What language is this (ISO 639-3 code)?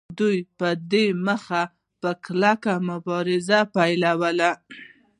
pus